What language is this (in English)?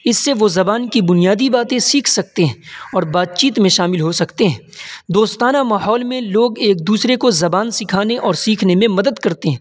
Urdu